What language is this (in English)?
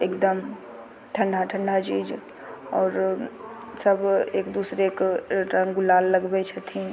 Maithili